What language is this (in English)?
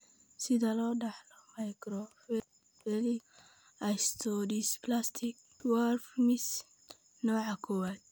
Somali